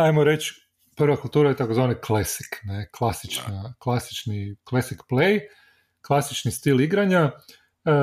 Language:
Croatian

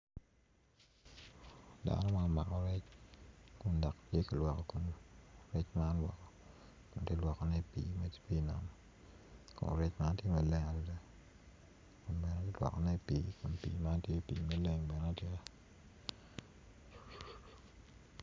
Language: Acoli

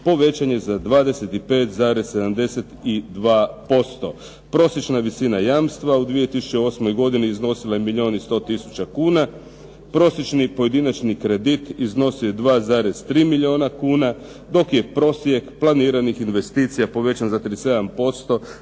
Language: Croatian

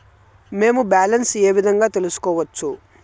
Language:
Telugu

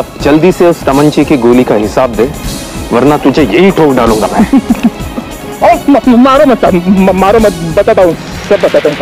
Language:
Hindi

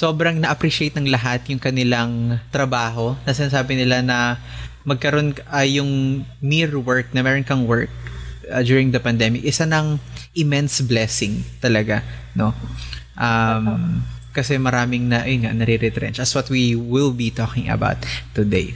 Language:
Filipino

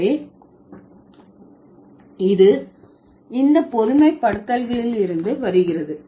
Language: Tamil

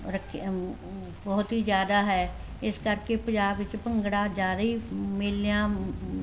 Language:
Punjabi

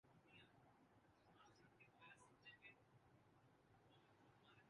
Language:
Urdu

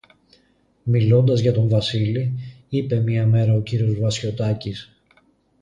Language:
Greek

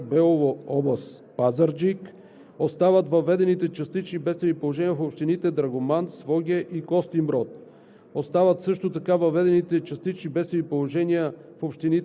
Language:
Bulgarian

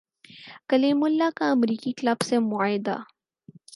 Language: Urdu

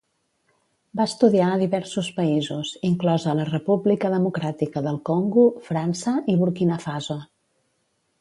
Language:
Catalan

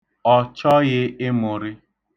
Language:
Igbo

